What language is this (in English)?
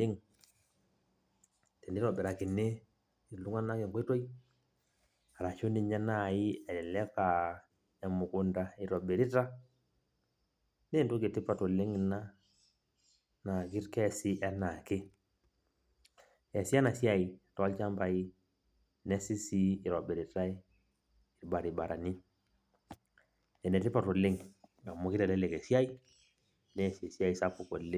Masai